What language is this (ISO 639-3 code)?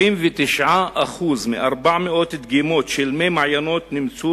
heb